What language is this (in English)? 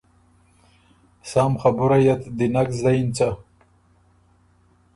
Ormuri